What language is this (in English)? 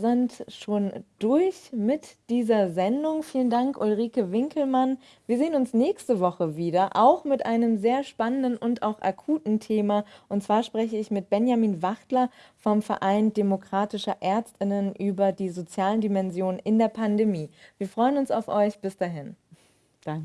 German